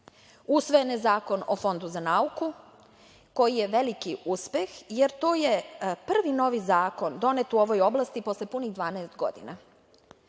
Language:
Serbian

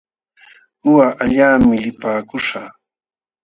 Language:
Jauja Wanca Quechua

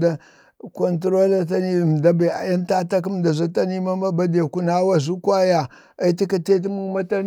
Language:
Bade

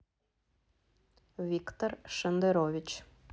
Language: Russian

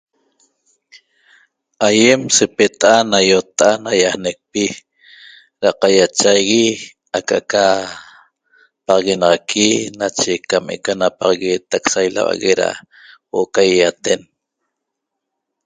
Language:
Toba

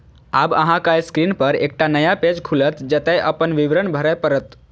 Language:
Maithili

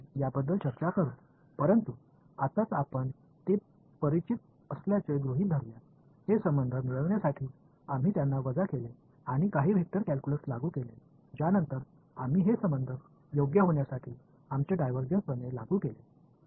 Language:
Tamil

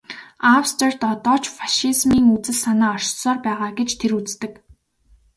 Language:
Mongolian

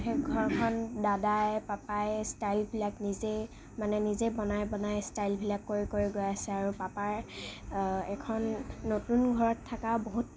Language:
Assamese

